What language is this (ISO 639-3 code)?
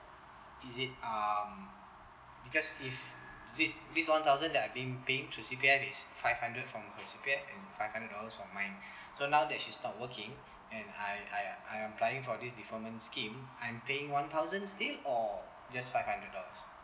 eng